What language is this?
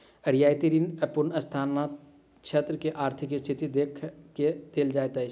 Maithili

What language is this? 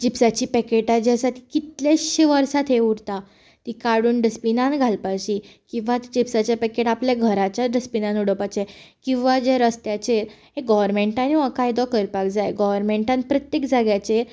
Konkani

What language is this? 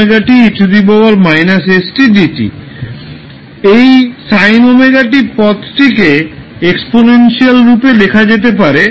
Bangla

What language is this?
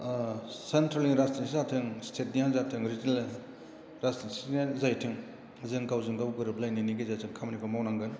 Bodo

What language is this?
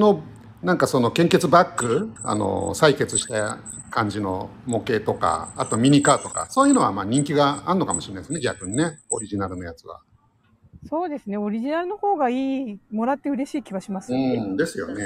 Japanese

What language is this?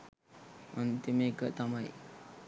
Sinhala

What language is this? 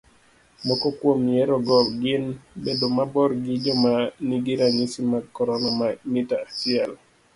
Luo (Kenya and Tanzania)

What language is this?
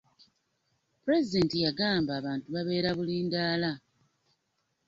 Ganda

